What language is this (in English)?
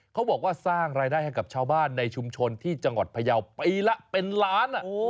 Thai